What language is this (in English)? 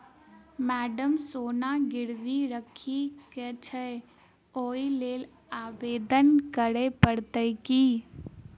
Maithili